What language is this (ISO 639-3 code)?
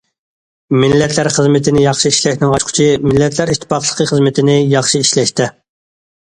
uig